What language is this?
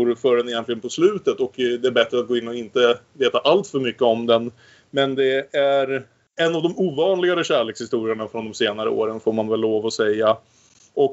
Swedish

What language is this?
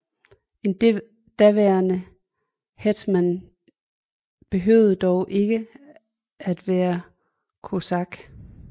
Danish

